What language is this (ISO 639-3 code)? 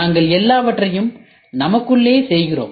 tam